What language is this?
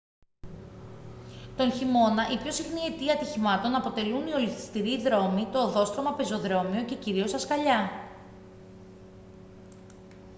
Greek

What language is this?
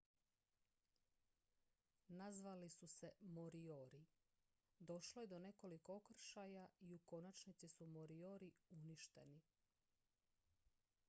Croatian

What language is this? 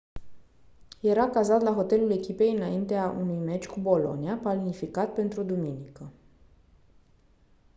Romanian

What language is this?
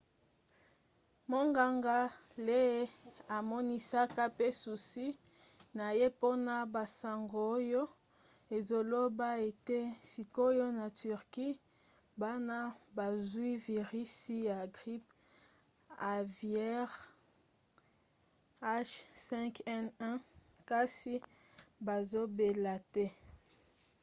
Lingala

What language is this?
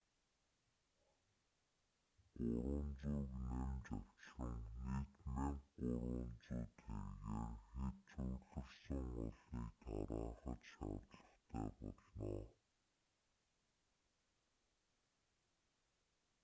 Mongolian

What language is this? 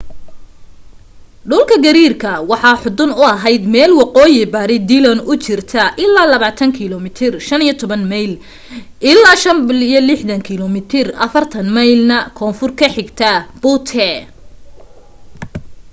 Somali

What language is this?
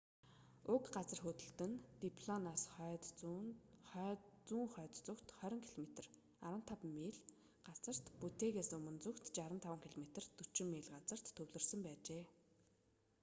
Mongolian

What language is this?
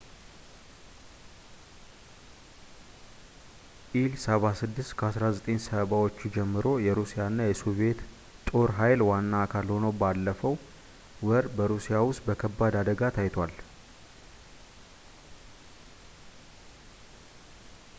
Amharic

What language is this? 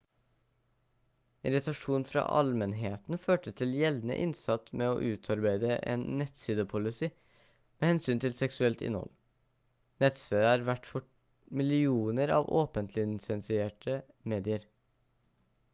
Norwegian Bokmål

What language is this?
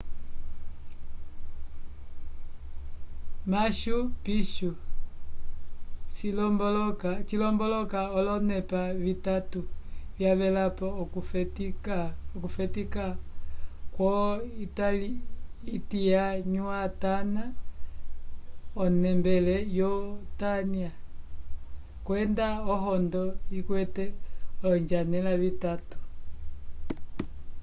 Umbundu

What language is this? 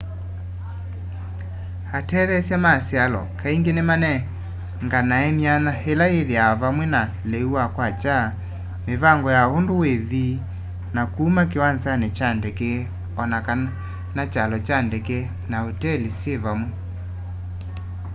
Kamba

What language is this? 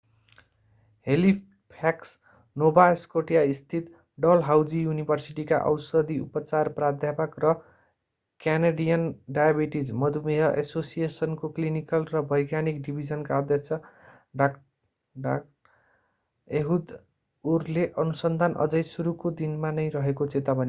Nepali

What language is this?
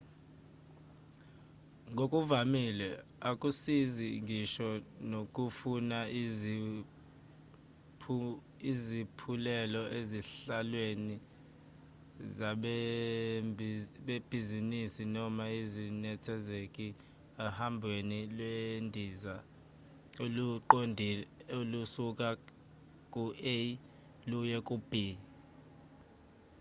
Zulu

